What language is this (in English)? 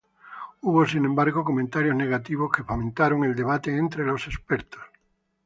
Spanish